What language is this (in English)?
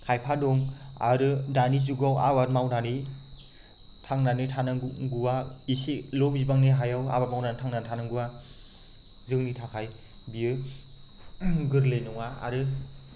Bodo